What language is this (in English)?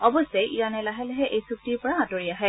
Assamese